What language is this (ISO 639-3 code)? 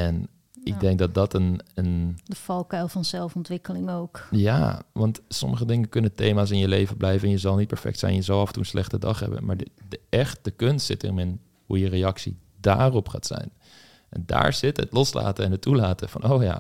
nld